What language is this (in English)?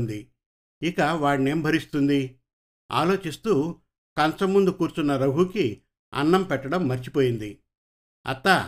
Telugu